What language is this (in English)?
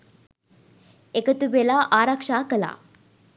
Sinhala